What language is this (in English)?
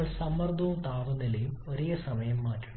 Malayalam